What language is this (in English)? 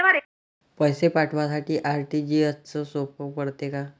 Marathi